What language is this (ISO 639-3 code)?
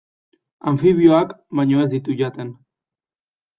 eus